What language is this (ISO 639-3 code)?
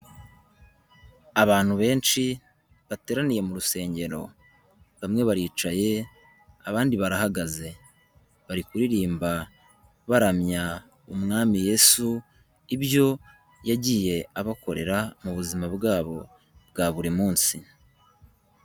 kin